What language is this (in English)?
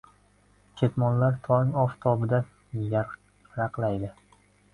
Uzbek